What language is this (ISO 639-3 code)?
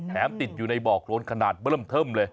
tha